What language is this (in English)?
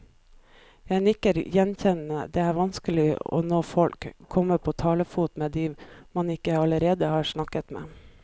Norwegian